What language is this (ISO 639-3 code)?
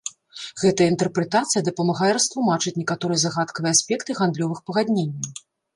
bel